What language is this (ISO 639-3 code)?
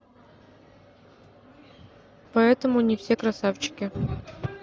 rus